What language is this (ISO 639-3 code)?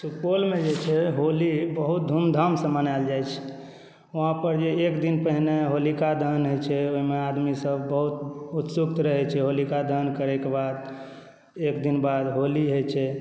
mai